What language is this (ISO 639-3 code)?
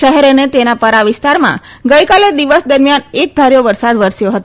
guj